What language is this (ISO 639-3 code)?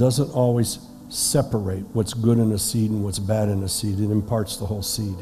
eng